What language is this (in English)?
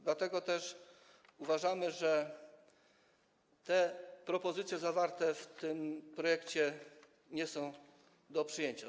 Polish